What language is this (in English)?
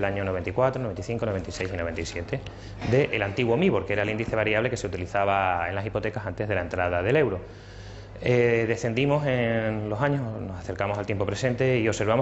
Spanish